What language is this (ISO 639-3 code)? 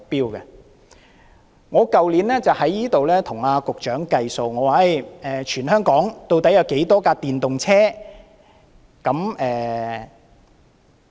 yue